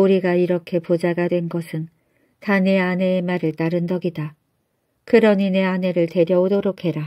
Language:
Korean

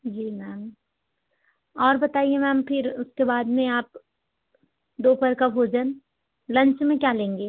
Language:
Hindi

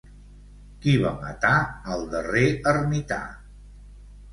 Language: Catalan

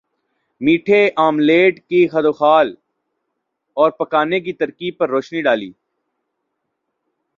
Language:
Urdu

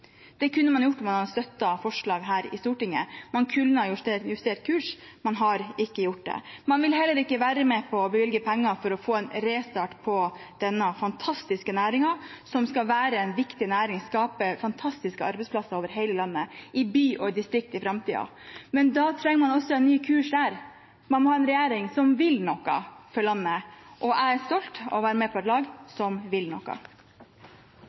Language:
Norwegian Bokmål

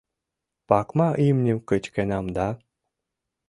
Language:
Mari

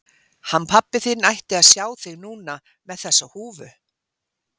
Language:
Icelandic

